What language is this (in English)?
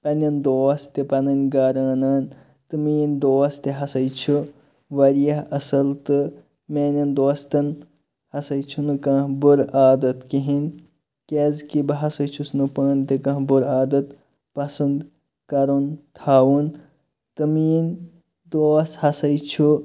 Kashmiri